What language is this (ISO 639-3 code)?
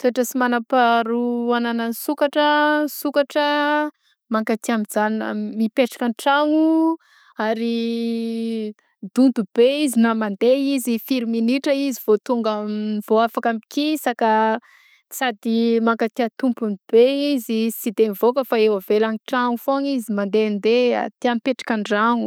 bzc